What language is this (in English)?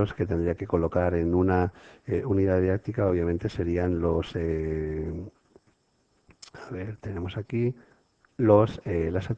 Spanish